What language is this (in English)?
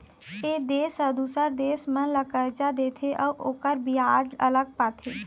Chhattisgarhi